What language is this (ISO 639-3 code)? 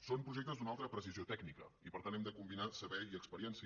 cat